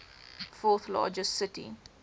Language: English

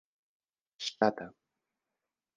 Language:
Esperanto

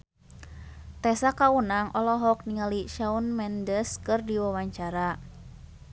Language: Sundanese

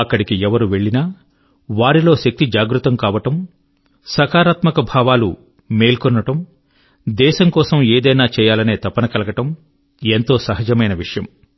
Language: Telugu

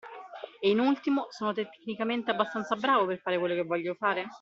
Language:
Italian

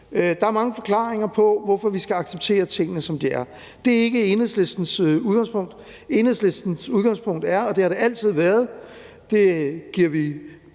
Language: Danish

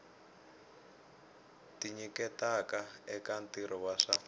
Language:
Tsonga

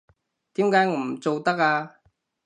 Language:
Cantonese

